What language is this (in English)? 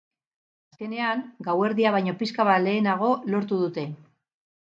Basque